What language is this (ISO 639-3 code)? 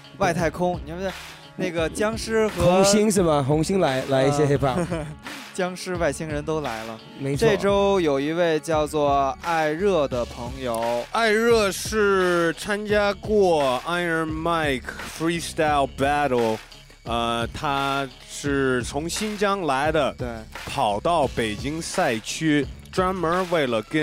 zho